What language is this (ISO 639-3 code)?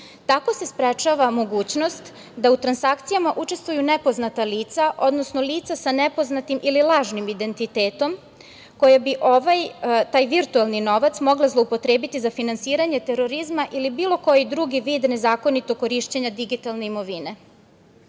srp